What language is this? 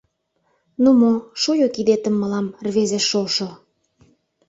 Mari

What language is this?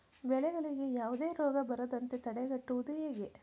Kannada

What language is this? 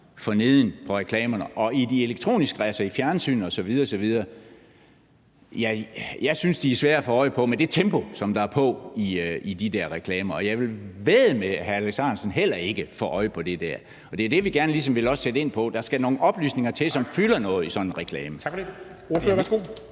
Danish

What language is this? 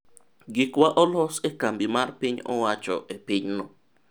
Luo (Kenya and Tanzania)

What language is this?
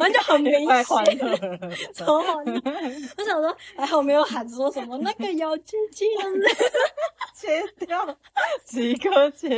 Chinese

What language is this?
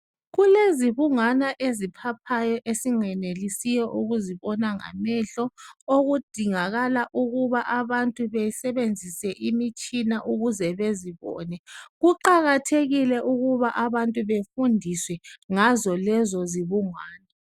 North Ndebele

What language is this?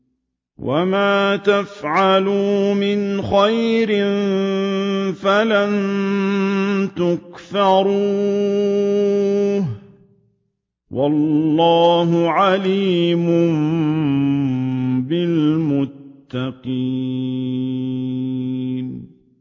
Arabic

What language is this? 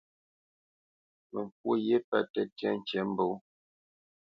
Bamenyam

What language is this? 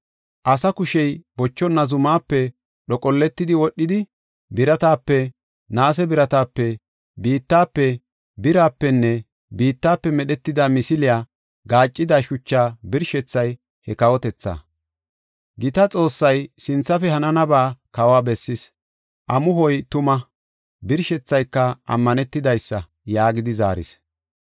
Gofa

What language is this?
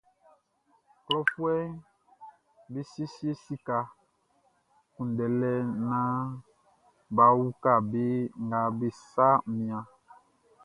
Baoulé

